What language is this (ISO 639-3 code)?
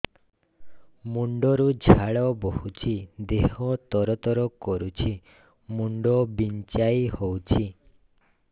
ori